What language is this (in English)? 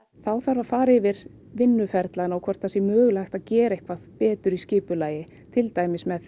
Icelandic